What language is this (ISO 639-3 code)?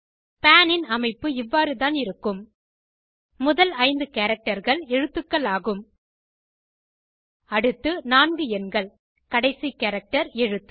tam